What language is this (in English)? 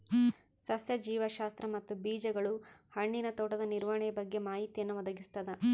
Kannada